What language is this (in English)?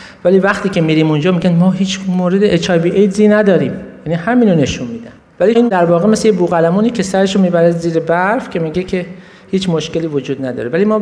Persian